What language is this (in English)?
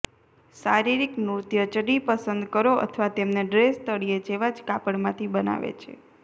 Gujarati